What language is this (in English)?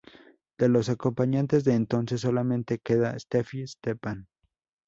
Spanish